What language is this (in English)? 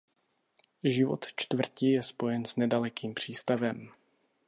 Czech